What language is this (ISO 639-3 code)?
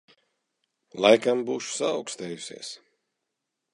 lav